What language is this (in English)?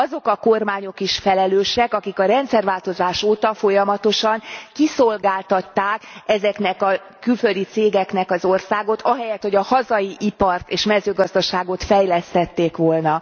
Hungarian